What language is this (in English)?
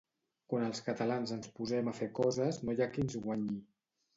Catalan